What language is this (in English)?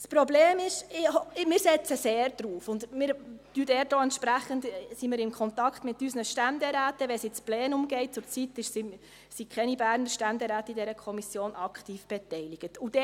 Swiss German